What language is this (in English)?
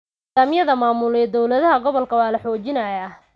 Somali